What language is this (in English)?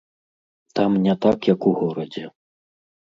Belarusian